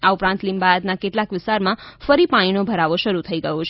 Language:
Gujarati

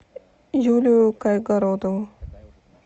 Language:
Russian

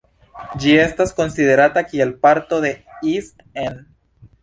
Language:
Esperanto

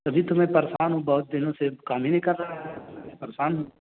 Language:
Urdu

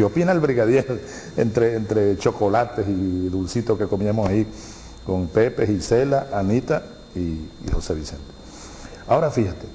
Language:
Spanish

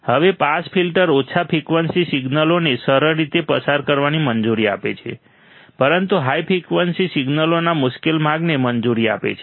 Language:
Gujarati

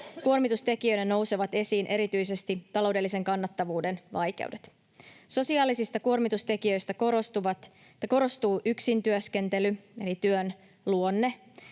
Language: Finnish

